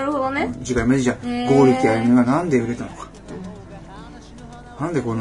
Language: Japanese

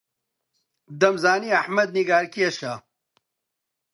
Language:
Central Kurdish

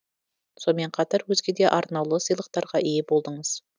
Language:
Kazakh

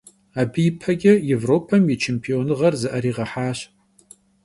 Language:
Kabardian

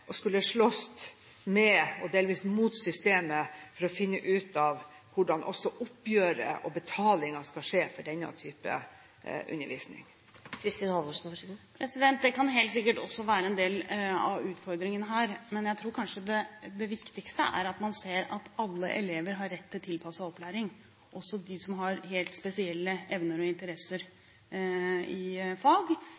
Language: Norwegian Bokmål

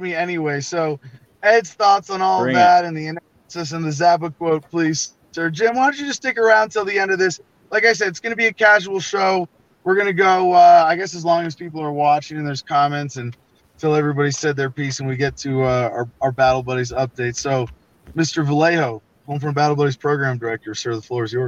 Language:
English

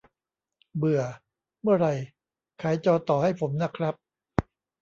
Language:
Thai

